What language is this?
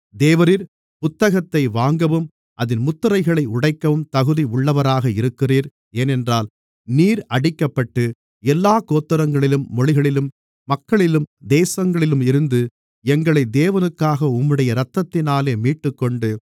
Tamil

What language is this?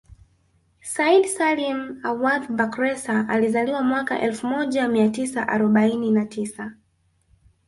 Swahili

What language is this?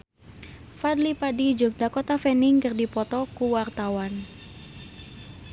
Sundanese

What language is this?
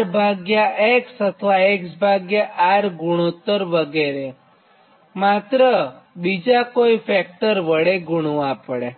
Gujarati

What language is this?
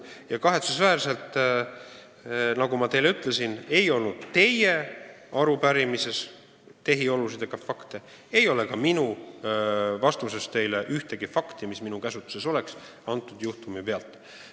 Estonian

